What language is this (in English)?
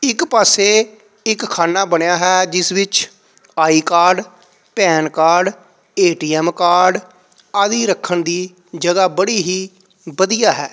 Punjabi